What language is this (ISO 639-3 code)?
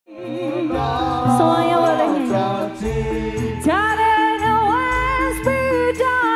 ind